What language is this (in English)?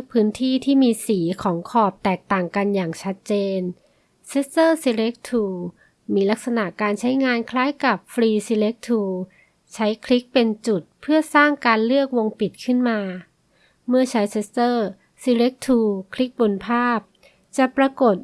Thai